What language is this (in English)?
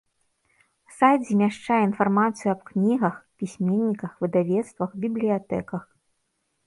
Belarusian